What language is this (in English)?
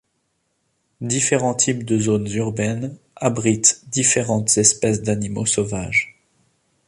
French